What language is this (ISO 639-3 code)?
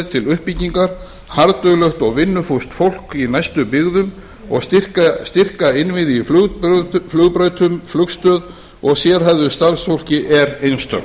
isl